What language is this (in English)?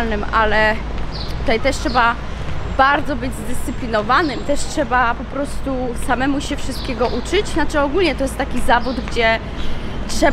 Polish